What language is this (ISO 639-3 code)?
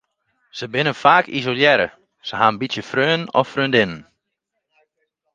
fry